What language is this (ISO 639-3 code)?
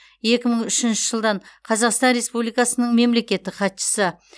kaz